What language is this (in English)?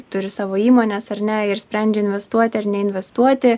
Lithuanian